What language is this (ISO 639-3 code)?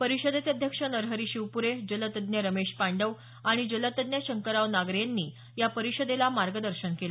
mar